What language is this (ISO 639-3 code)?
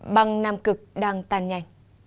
vie